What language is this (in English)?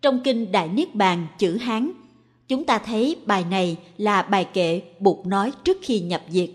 Vietnamese